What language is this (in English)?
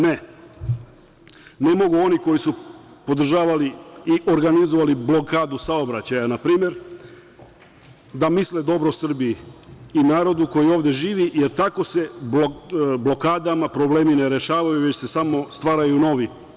Serbian